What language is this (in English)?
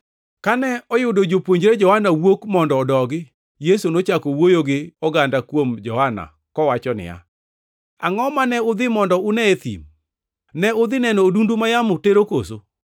Luo (Kenya and Tanzania)